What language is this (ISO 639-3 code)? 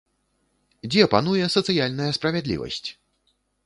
bel